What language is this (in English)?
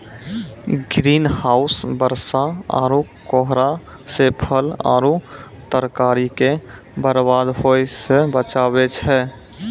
Maithili